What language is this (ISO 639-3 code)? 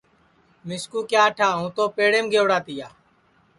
ssi